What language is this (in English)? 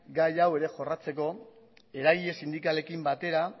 Basque